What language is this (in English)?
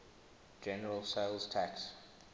English